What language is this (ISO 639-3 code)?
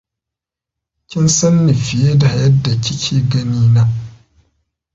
hau